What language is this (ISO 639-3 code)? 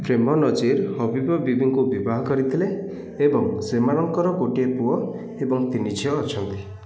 ori